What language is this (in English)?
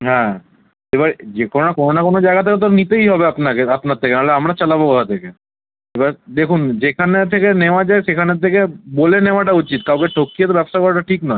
Bangla